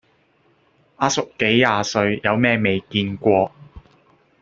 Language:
Cantonese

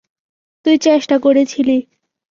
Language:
Bangla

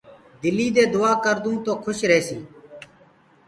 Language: Gurgula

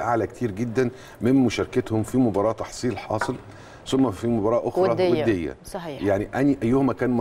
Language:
Arabic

